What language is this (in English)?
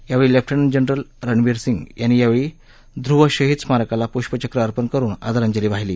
Marathi